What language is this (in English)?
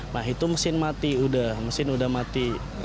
Indonesian